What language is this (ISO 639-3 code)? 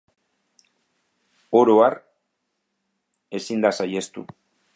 eus